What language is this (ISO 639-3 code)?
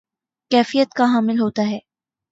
urd